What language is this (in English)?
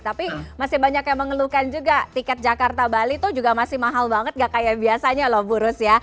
Indonesian